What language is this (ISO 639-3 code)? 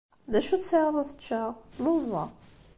kab